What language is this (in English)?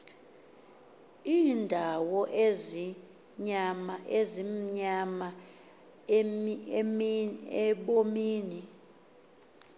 Xhosa